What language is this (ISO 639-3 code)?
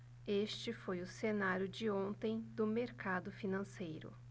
por